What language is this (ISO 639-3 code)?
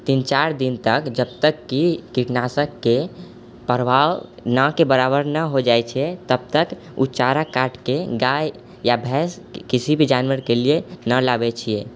mai